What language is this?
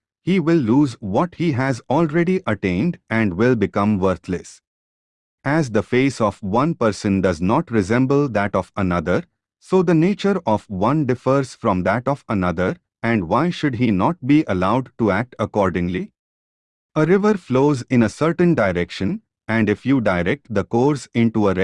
English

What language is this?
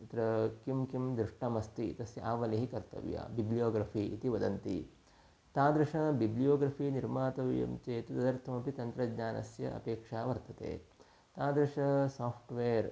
Sanskrit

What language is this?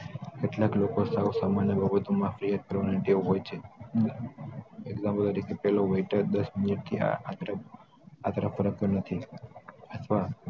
Gujarati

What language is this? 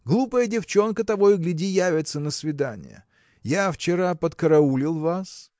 Russian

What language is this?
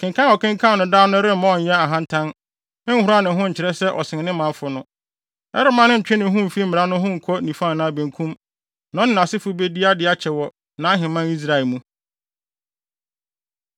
Akan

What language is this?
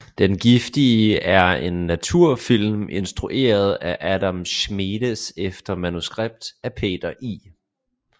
Danish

